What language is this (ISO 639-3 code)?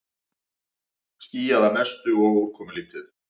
isl